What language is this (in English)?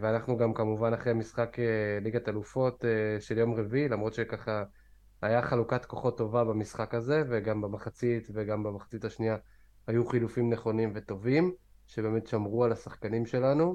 Hebrew